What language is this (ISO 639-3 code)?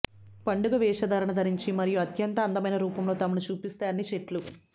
tel